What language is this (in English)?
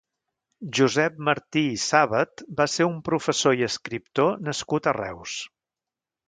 Catalan